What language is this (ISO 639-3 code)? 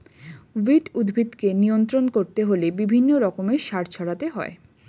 ben